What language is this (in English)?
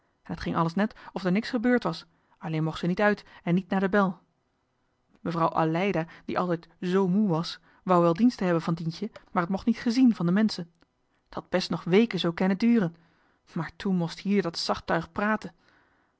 Dutch